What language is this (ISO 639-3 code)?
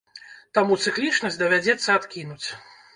bel